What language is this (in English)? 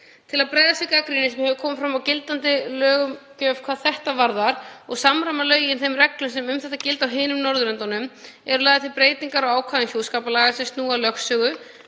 Icelandic